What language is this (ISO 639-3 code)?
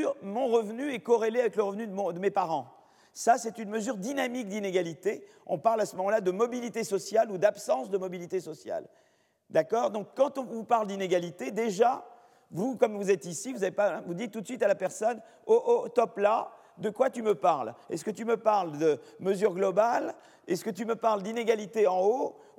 fra